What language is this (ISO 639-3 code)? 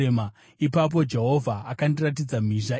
sna